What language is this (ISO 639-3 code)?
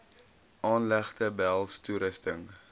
afr